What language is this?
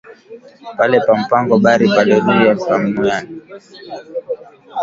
Swahili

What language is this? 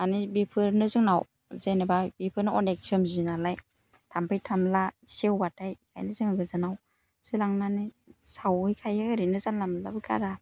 Bodo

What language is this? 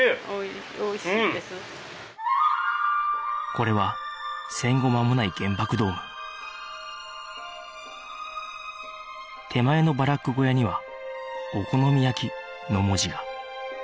Japanese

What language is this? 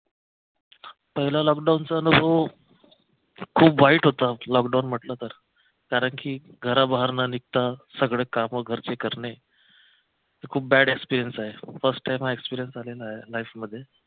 Marathi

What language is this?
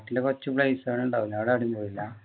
Malayalam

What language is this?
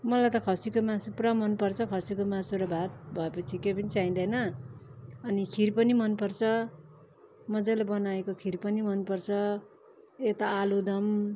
Nepali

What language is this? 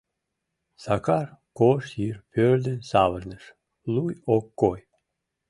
Mari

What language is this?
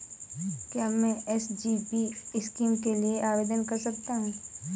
Hindi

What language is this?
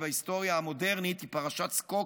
Hebrew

